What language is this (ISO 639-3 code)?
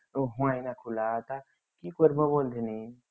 ben